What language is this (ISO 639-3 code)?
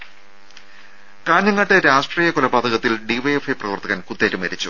mal